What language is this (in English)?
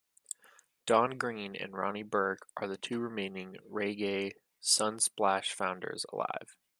English